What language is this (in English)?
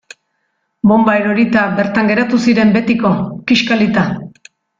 Basque